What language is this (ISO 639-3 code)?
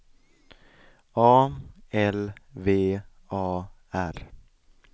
swe